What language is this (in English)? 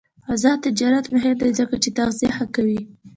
Pashto